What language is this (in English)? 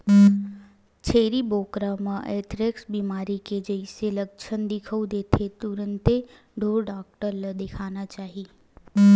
Chhattisgarhi